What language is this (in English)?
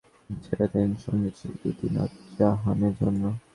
Bangla